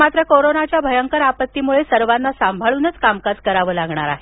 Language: Marathi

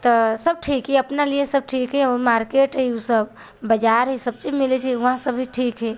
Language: Maithili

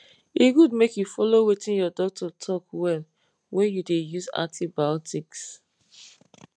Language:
Nigerian Pidgin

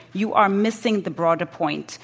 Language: English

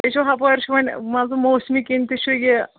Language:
Kashmiri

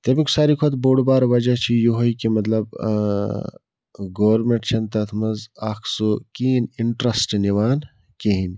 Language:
Kashmiri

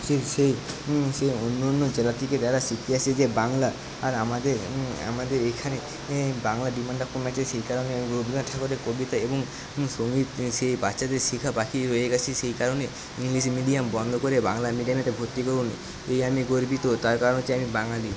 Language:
Bangla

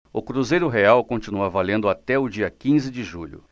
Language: Portuguese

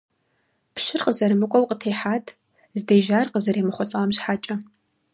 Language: Kabardian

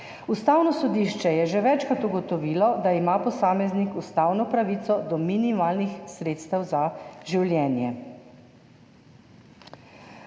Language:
Slovenian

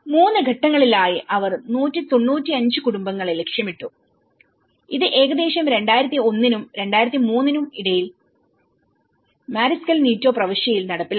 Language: Malayalam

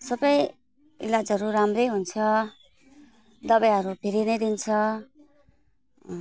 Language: Nepali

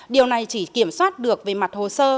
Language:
Vietnamese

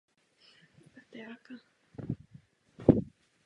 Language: Czech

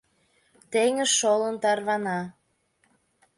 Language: Mari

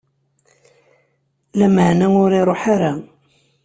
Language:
Kabyle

